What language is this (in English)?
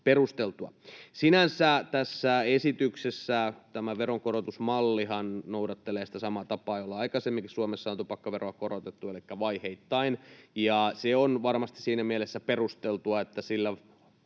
Finnish